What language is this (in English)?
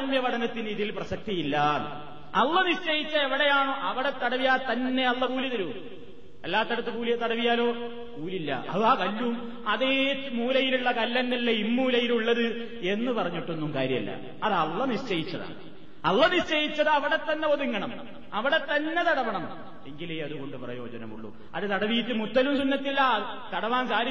Malayalam